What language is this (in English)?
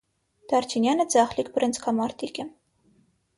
Armenian